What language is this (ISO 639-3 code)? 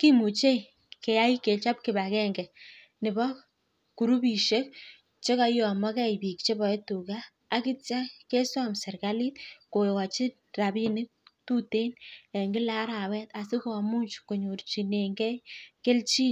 kln